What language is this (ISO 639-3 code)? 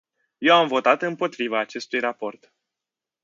ron